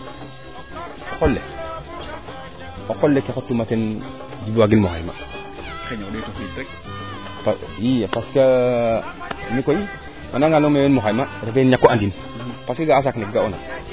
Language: Serer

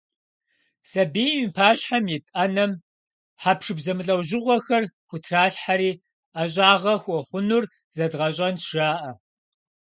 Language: Kabardian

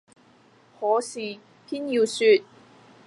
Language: Cantonese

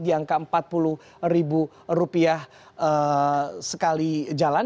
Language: Indonesian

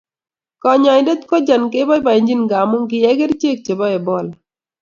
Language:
Kalenjin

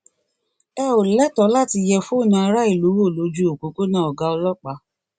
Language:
Yoruba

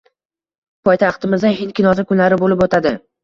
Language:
Uzbek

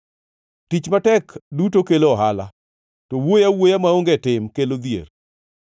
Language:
Luo (Kenya and Tanzania)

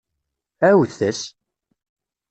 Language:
Kabyle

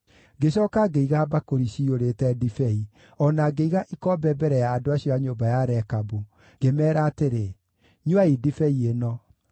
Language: Kikuyu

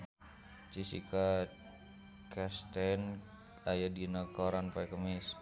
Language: Sundanese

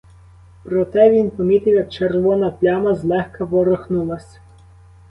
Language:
Ukrainian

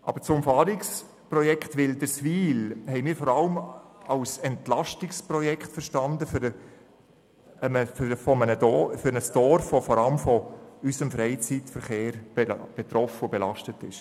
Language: Swiss German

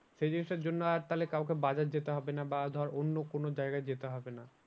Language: Bangla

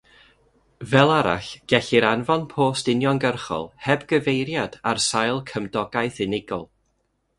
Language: Welsh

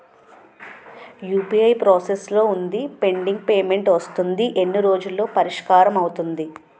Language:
Telugu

